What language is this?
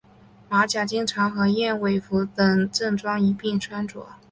Chinese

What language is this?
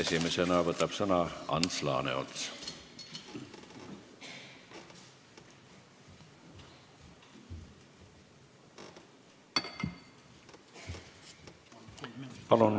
Estonian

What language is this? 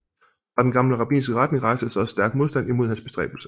Danish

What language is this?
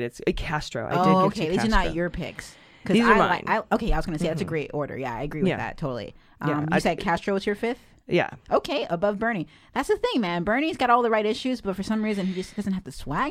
English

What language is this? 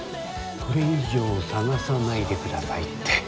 Japanese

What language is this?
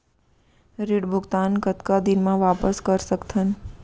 Chhattisgarhi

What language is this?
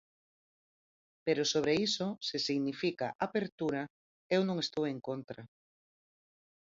Galician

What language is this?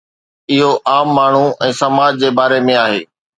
Sindhi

